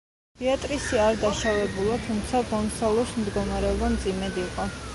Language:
Georgian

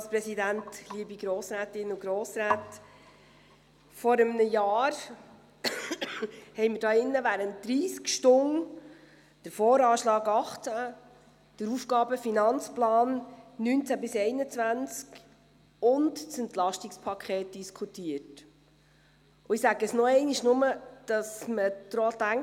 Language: Swiss German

